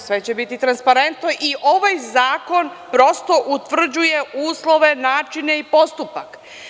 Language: Serbian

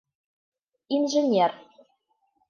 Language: Bashkir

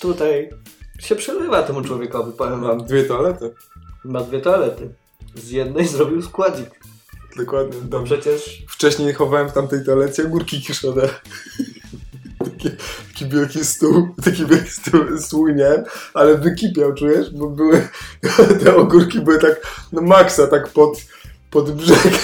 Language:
Polish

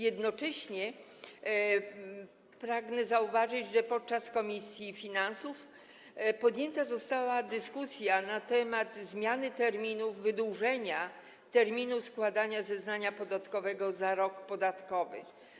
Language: Polish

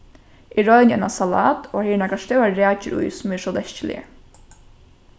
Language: Faroese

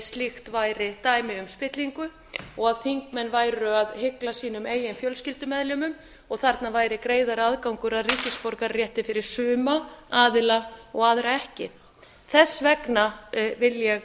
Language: Icelandic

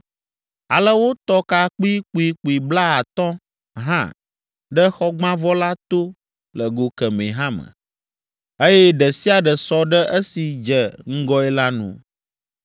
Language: Ewe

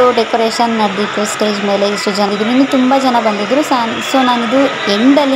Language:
Arabic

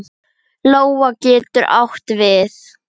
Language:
Icelandic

